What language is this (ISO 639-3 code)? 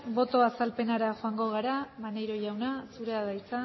eus